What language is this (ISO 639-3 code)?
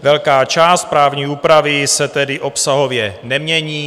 ces